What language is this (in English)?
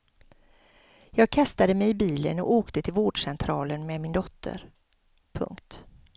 Swedish